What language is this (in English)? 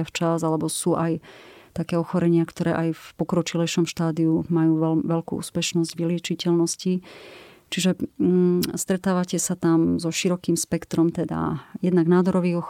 Slovak